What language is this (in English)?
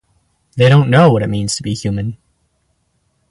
English